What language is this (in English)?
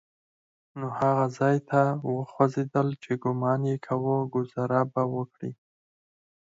Pashto